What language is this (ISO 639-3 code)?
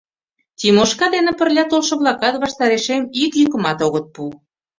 chm